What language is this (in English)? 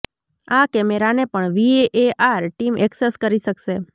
Gujarati